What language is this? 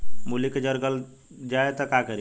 Bhojpuri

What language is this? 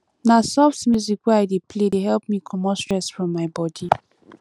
Nigerian Pidgin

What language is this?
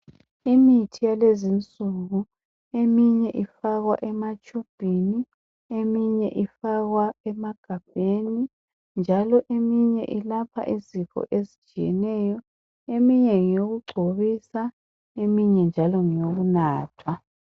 North Ndebele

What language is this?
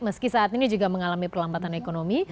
Indonesian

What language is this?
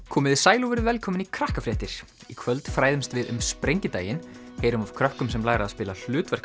Icelandic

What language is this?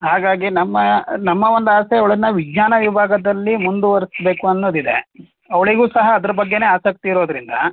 Kannada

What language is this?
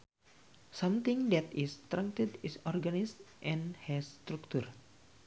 Sundanese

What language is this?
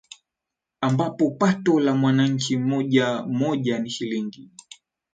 Swahili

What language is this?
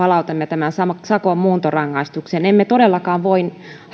Finnish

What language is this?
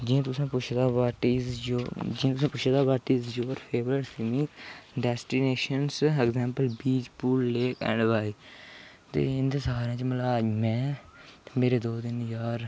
Dogri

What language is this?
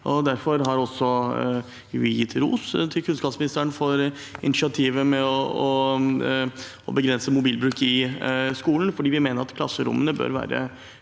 Norwegian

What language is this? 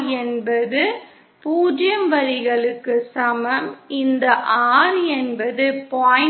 Tamil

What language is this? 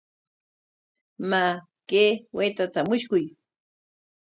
Corongo Ancash Quechua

